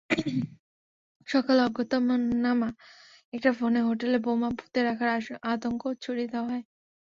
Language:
Bangla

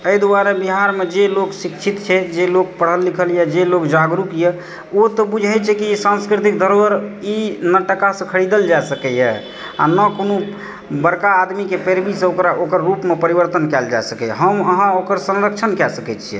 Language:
Maithili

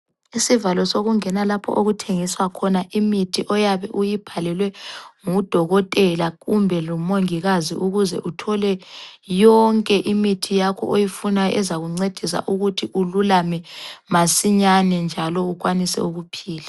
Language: North Ndebele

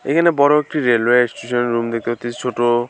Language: Bangla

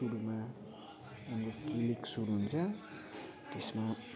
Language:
Nepali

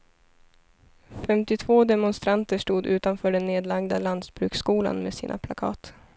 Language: Swedish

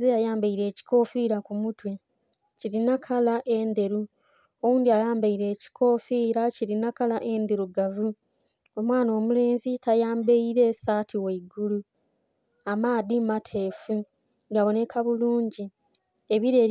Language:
Soga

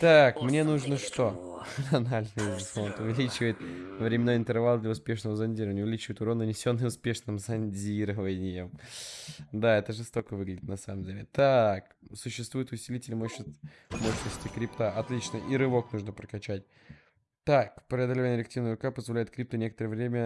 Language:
Russian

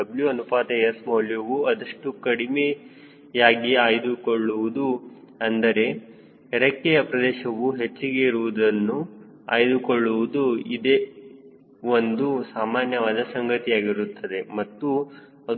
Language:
Kannada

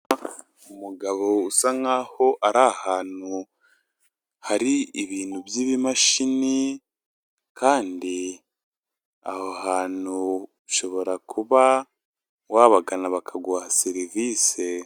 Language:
Kinyarwanda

